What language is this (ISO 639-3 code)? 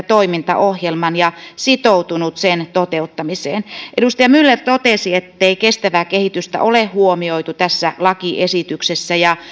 fin